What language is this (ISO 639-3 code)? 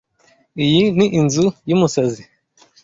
kin